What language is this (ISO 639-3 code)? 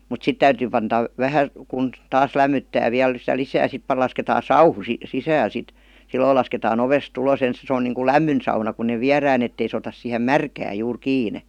fin